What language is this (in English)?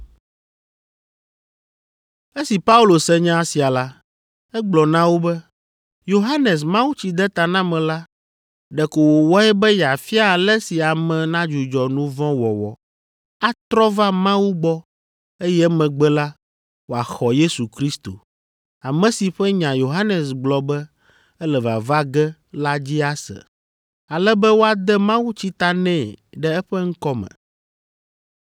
Ewe